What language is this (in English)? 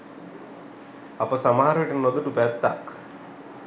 Sinhala